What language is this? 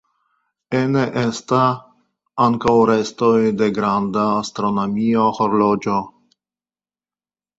Esperanto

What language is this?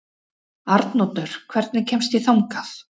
Icelandic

